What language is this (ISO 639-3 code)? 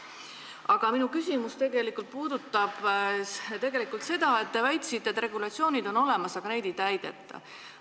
est